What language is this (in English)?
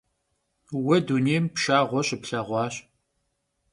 Kabardian